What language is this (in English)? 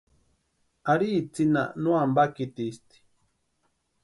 Western Highland Purepecha